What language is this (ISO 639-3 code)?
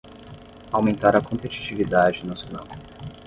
por